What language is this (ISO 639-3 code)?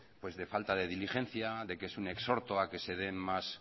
spa